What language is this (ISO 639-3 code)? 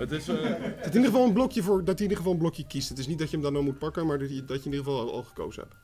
nld